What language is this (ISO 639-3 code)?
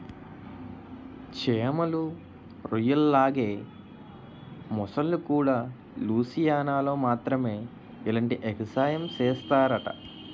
tel